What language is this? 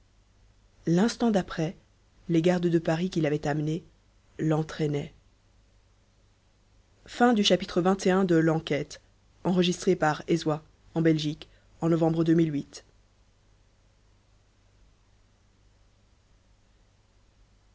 French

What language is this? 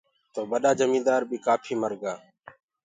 Gurgula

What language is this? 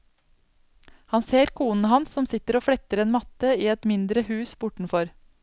Norwegian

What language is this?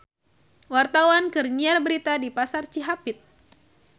Sundanese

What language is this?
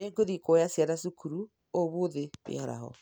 Kikuyu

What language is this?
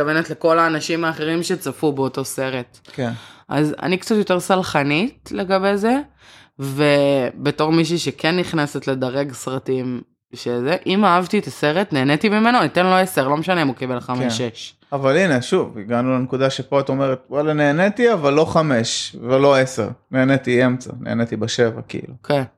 Hebrew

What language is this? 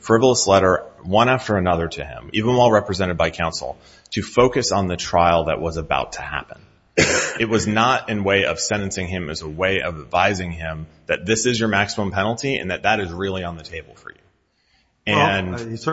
English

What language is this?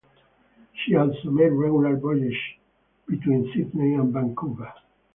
English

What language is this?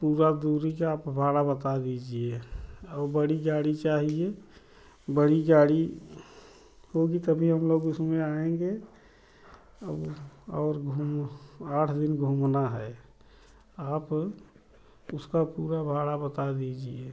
Hindi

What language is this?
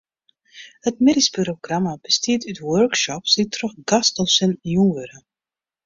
Western Frisian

